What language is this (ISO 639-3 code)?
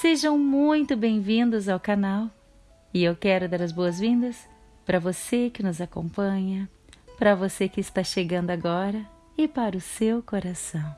por